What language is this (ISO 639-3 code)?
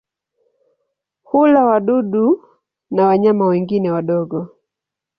swa